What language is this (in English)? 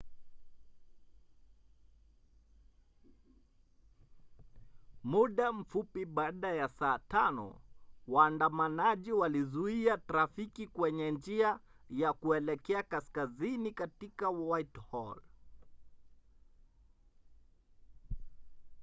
Swahili